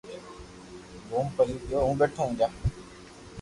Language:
Loarki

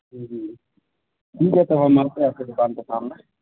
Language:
Urdu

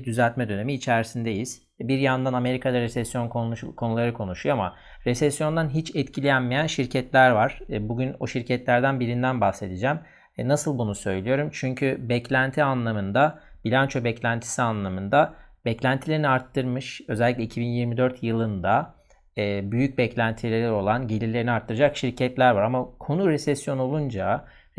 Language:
Turkish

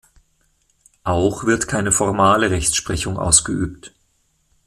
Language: German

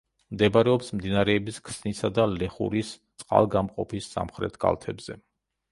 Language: Georgian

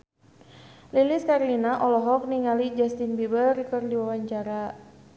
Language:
Sundanese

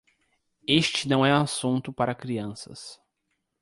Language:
Portuguese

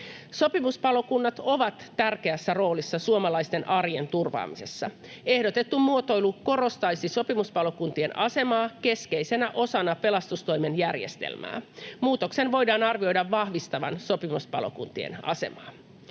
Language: Finnish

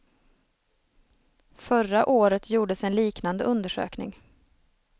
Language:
Swedish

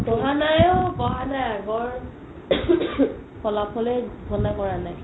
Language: Assamese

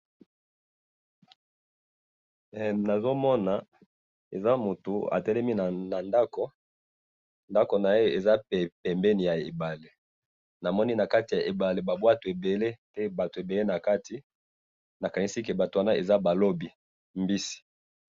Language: Lingala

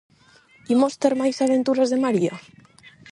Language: Galician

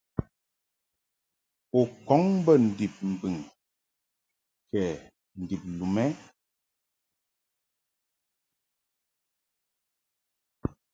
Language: Mungaka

